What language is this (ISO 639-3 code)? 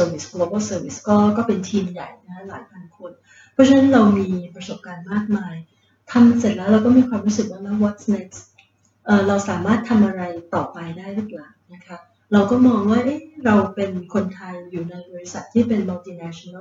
tha